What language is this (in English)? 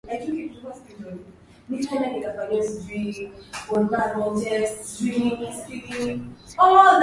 Swahili